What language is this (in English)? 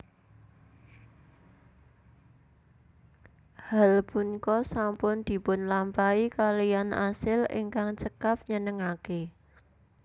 Javanese